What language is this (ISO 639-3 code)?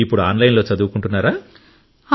tel